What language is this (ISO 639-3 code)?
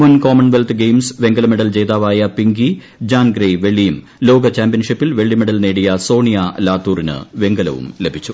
mal